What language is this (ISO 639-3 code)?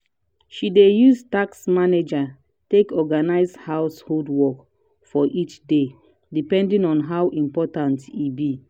pcm